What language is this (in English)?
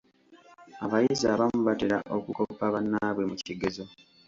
Ganda